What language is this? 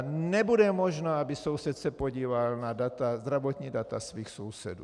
Czech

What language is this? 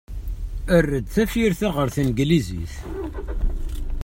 Kabyle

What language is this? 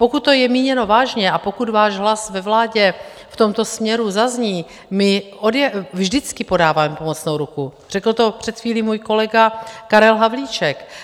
Czech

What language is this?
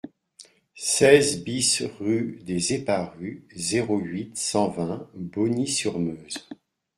French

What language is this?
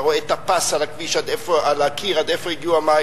Hebrew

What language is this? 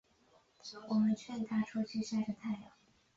Chinese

